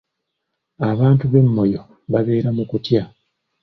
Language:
Ganda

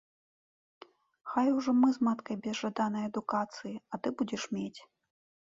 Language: Belarusian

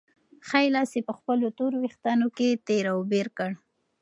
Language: Pashto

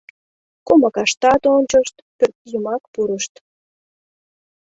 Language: Mari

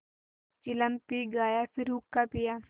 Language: Hindi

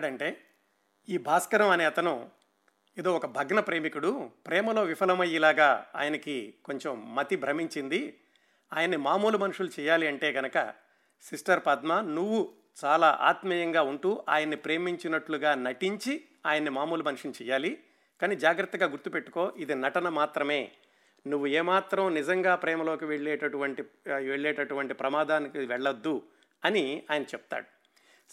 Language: Telugu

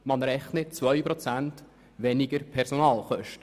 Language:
Swiss German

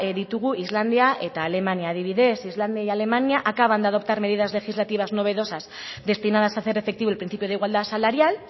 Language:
Spanish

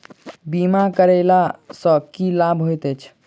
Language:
Maithili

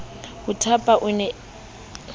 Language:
Southern Sotho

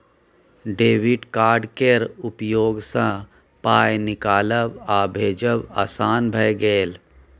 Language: Maithili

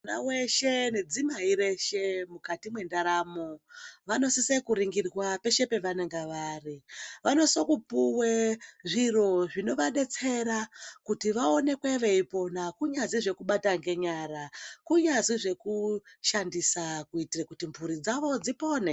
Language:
Ndau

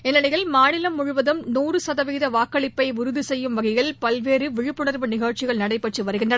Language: Tamil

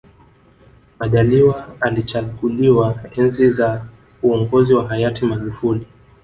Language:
Swahili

